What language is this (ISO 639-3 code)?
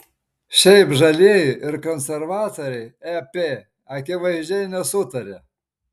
lit